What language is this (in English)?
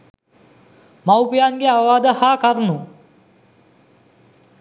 Sinhala